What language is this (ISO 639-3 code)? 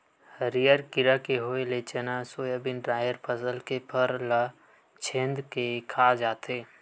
hne